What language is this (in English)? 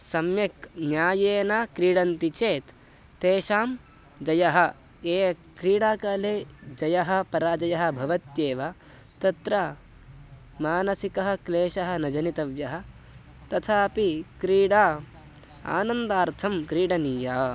Sanskrit